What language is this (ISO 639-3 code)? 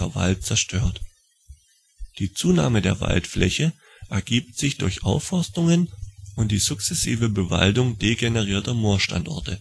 deu